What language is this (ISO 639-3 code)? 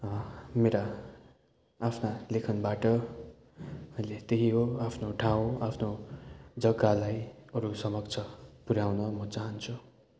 nep